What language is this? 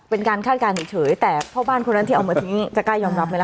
Thai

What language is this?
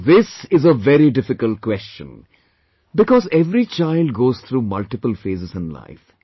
English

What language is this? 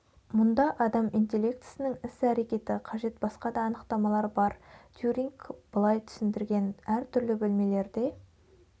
Kazakh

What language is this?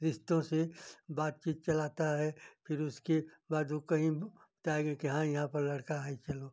Hindi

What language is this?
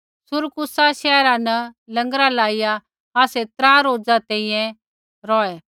Kullu Pahari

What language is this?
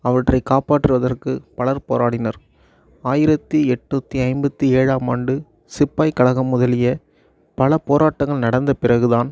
Tamil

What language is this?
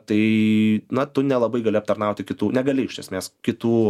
Lithuanian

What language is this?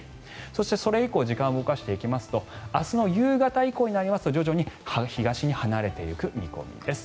Japanese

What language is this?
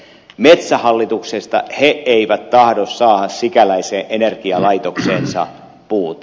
Finnish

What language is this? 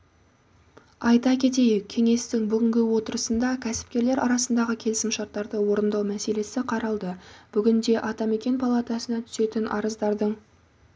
Kazakh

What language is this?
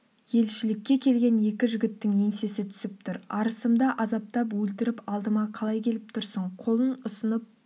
Kazakh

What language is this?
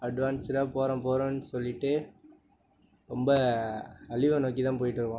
Tamil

